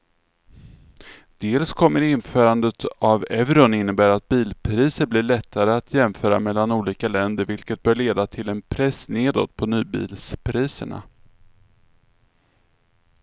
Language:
Swedish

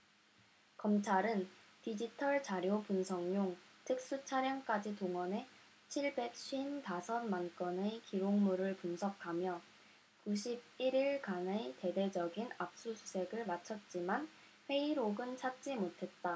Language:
Korean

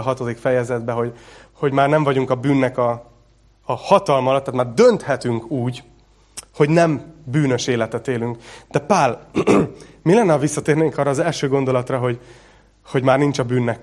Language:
Hungarian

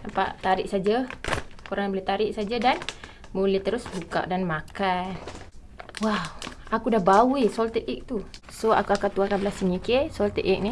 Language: Malay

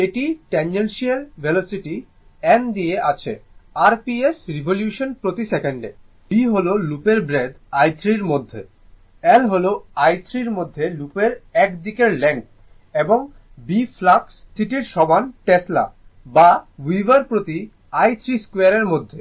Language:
Bangla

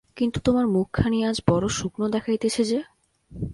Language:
Bangla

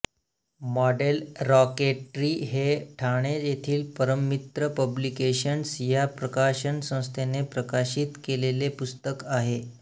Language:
Marathi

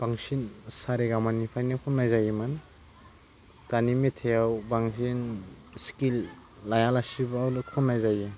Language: Bodo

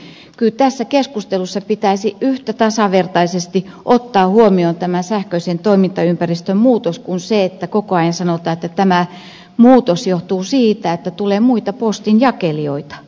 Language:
Finnish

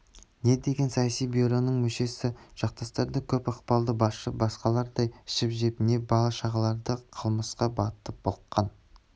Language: Kazakh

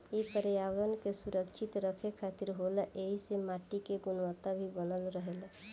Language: Bhojpuri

